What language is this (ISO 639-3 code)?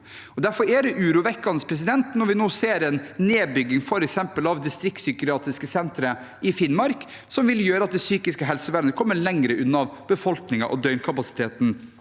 nor